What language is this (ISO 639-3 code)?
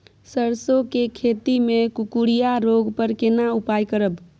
mai